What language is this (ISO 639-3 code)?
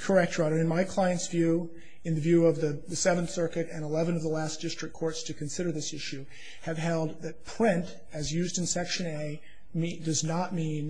eng